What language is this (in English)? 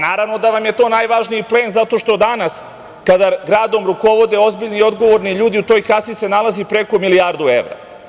Serbian